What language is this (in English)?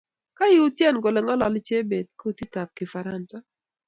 Kalenjin